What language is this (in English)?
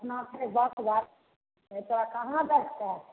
Maithili